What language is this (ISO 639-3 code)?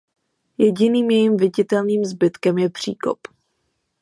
ces